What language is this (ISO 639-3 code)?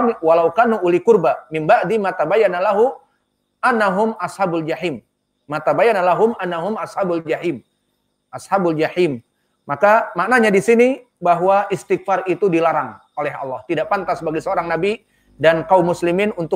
ind